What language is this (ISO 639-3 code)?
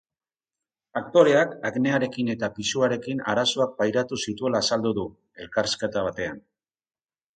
eus